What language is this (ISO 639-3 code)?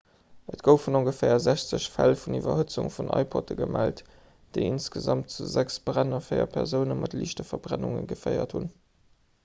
ltz